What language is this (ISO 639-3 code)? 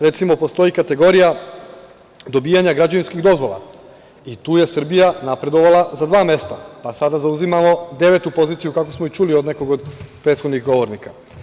srp